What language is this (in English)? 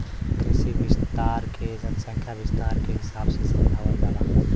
Bhojpuri